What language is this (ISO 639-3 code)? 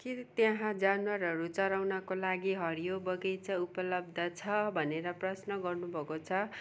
nep